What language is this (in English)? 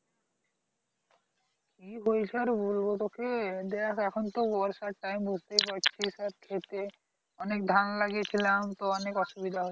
Bangla